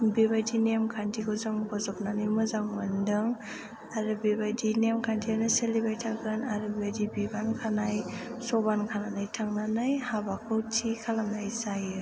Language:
Bodo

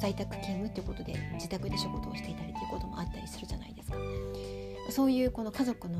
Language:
Japanese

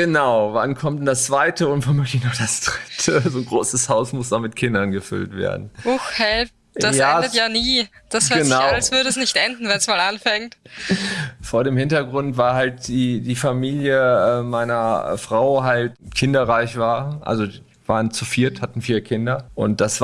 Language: German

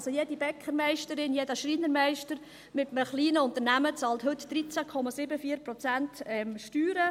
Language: Swiss German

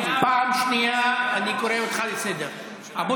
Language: Hebrew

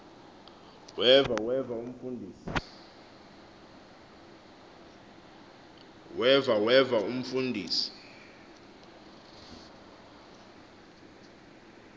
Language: Xhosa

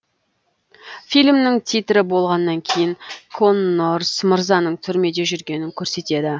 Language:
Kazakh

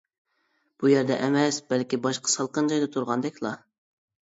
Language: Uyghur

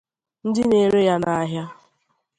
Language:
Igbo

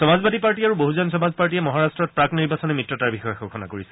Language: Assamese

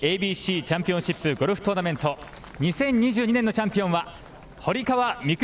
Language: Japanese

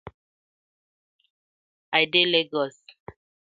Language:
Nigerian Pidgin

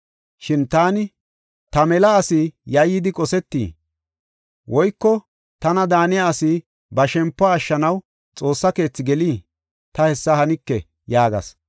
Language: Gofa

